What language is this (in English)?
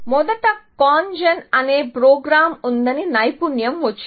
Telugu